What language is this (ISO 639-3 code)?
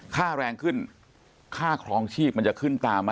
tha